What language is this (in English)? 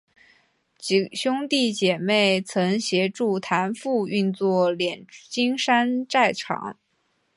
Chinese